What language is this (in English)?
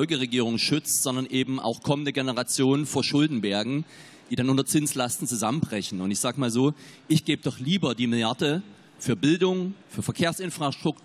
German